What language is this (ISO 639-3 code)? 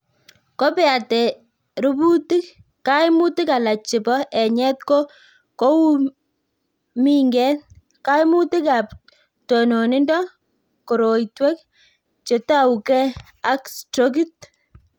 kln